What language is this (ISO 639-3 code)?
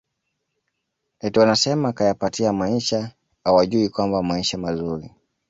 swa